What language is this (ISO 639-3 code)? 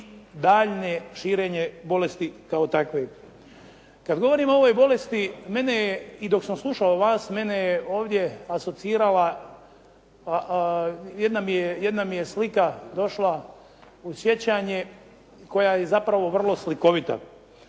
hrv